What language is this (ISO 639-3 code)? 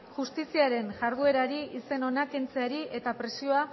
eus